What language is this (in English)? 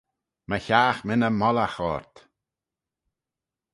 Manx